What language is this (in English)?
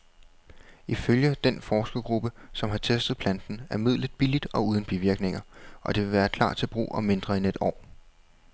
Danish